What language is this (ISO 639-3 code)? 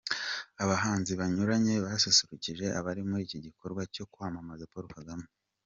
kin